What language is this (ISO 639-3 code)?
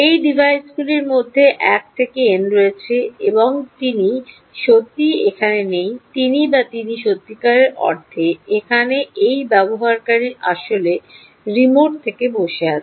ben